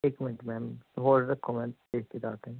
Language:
Punjabi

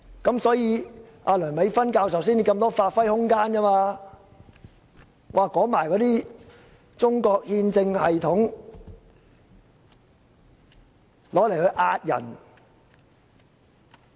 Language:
Cantonese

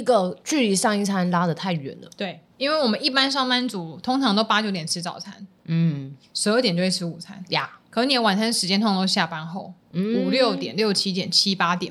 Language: Chinese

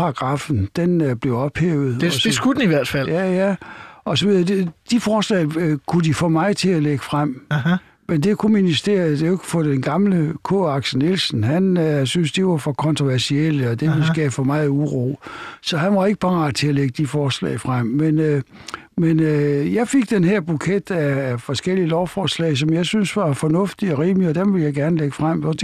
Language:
Danish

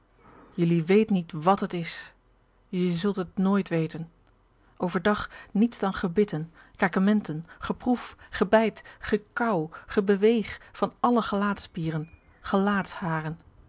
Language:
Dutch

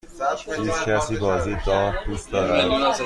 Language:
Persian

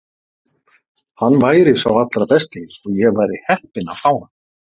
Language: Icelandic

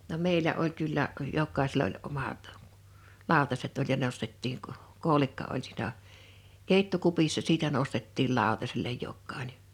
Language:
Finnish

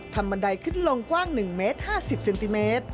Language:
Thai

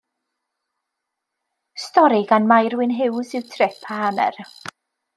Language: Welsh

